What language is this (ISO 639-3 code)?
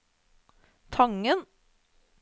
nor